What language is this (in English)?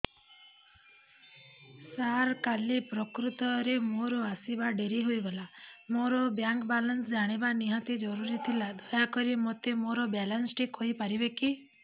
Odia